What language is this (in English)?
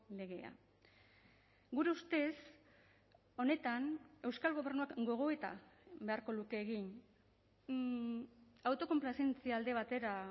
Basque